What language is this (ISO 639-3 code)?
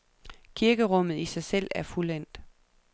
dan